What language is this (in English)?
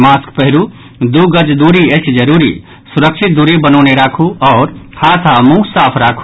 Maithili